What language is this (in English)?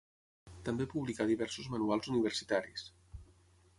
Catalan